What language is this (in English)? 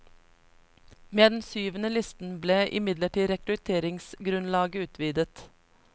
Norwegian